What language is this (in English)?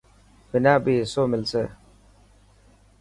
Dhatki